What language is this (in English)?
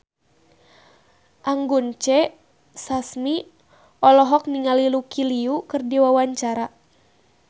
Sundanese